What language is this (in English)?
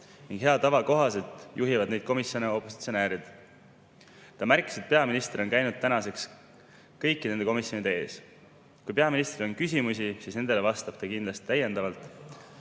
Estonian